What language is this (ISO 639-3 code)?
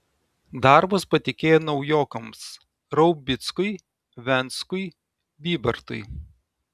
lit